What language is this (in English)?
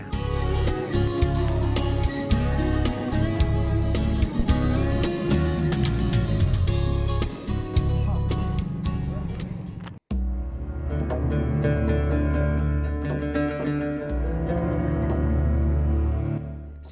Indonesian